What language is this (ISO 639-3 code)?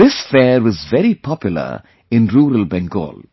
eng